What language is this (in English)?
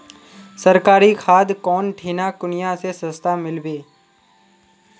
Magahi